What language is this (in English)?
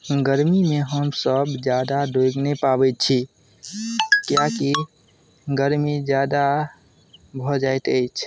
Maithili